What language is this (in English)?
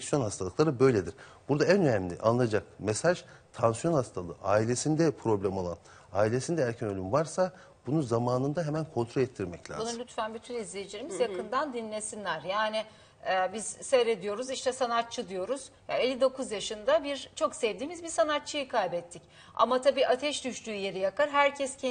Turkish